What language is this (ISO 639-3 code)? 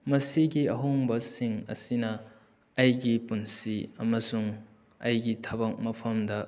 mni